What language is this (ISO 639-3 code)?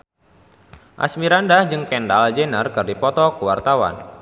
sun